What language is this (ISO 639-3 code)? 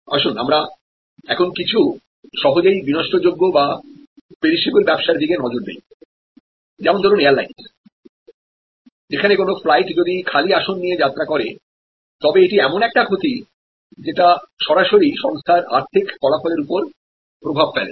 ben